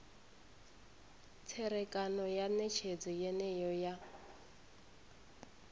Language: Venda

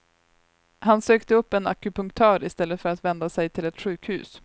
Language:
Swedish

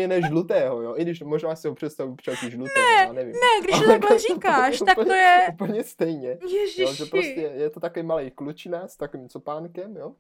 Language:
Czech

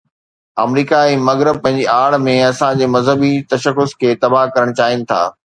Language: Sindhi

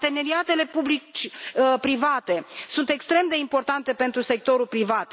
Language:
Romanian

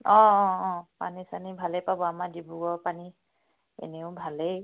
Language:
Assamese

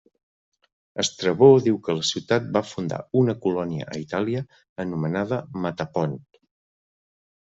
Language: Catalan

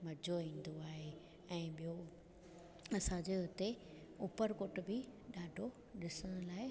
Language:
Sindhi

